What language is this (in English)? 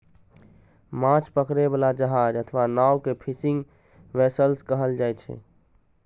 Maithili